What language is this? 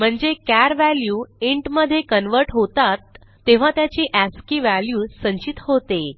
Marathi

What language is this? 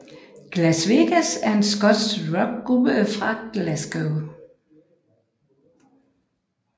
Danish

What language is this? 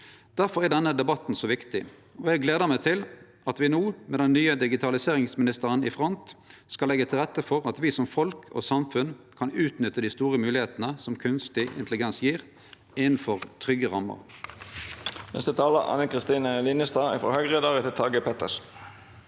Norwegian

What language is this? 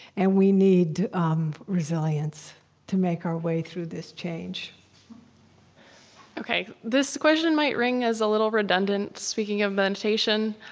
English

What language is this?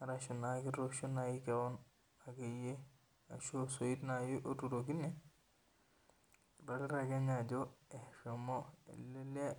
Masai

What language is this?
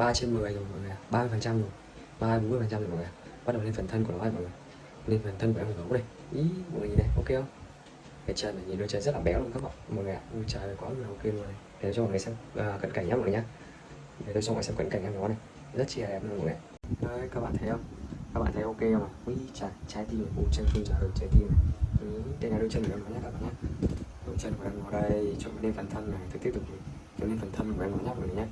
Vietnamese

